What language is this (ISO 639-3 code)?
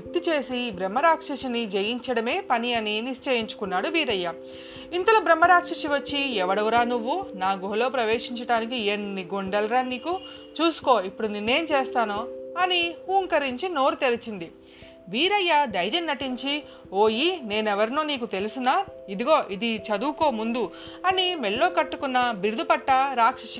tel